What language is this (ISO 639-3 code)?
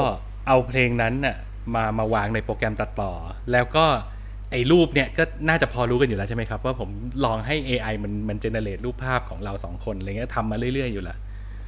tha